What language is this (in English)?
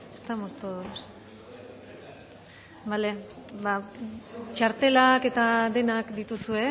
Basque